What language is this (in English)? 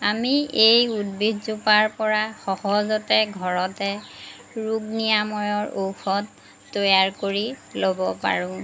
Assamese